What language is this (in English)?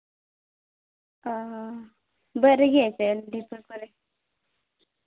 Santali